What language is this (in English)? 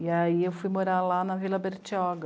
Portuguese